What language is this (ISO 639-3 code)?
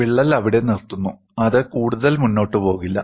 mal